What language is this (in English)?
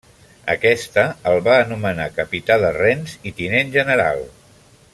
Catalan